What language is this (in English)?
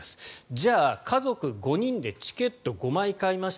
Japanese